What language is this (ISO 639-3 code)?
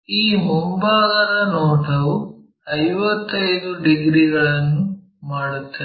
kan